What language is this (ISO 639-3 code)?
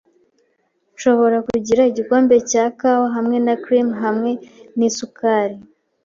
kin